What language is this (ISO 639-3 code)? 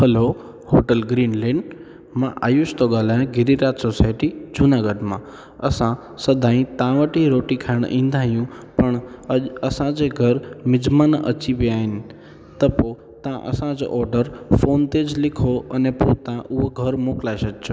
snd